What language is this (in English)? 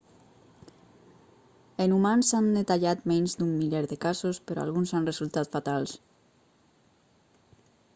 Catalan